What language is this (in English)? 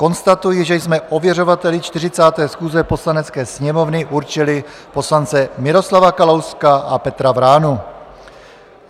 Czech